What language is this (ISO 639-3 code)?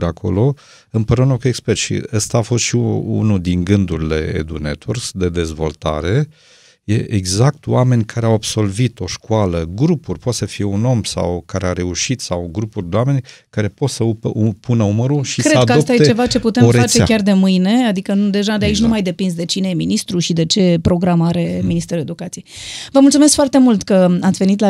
ron